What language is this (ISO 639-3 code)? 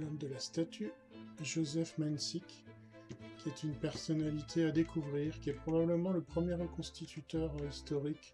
fra